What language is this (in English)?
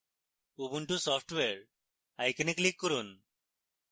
Bangla